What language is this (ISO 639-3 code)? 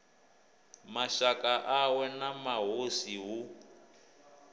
ven